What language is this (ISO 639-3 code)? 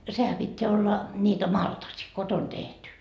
fin